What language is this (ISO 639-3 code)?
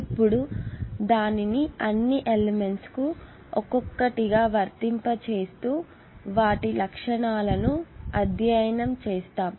tel